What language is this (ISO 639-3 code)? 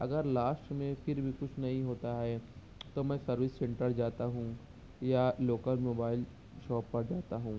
urd